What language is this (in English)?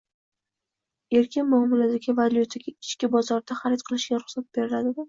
Uzbek